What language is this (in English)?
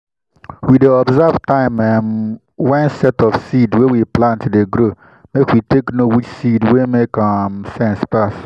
Nigerian Pidgin